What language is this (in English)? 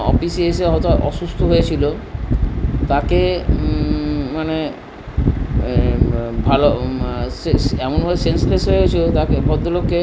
Bangla